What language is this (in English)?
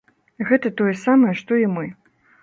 Belarusian